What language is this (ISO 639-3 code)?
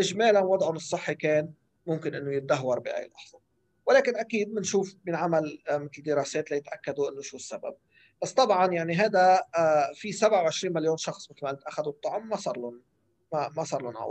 ara